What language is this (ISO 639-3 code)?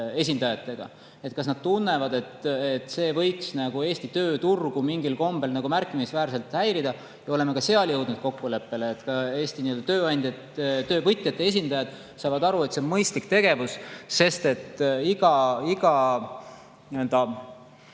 est